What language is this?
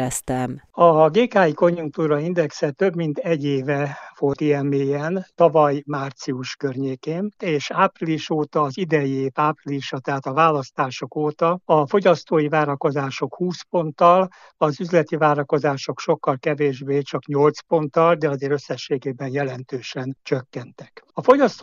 Hungarian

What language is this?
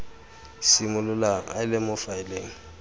Tswana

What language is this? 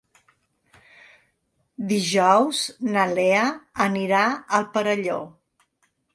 Catalan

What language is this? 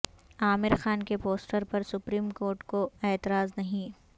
Urdu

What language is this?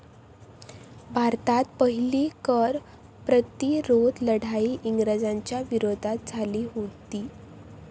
Marathi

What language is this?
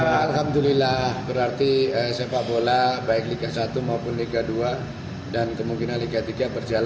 Indonesian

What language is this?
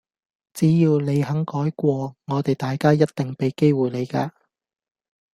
Cantonese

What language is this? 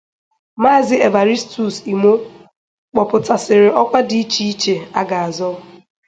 Igbo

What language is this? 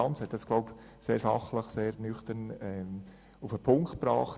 Swiss German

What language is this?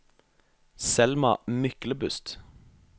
Norwegian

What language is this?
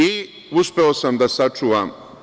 Serbian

